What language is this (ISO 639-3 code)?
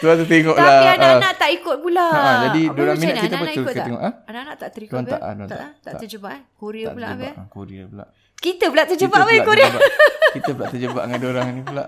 msa